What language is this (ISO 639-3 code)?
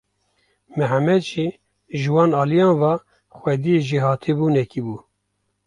kur